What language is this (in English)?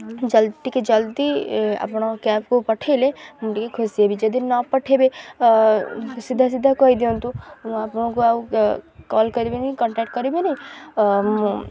Odia